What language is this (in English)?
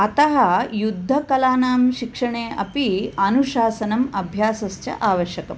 Sanskrit